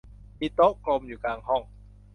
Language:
Thai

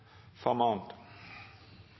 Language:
Norwegian Nynorsk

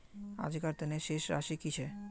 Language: Magahi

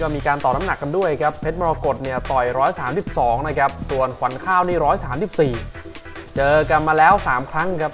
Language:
Thai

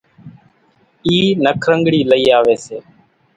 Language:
Kachi Koli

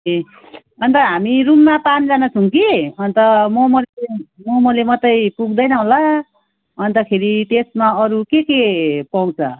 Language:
Nepali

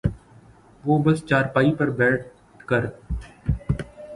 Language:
Urdu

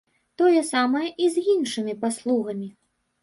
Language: Belarusian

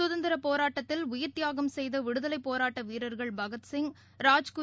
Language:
Tamil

